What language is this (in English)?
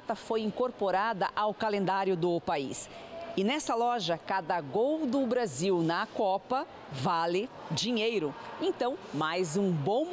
Portuguese